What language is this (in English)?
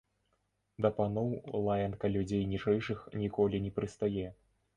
Belarusian